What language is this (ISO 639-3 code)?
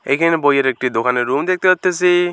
ben